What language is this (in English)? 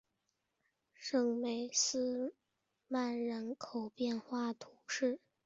Chinese